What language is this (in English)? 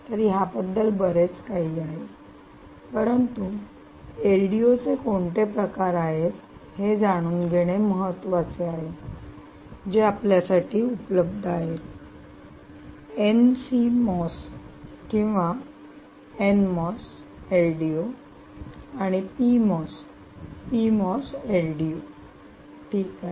Marathi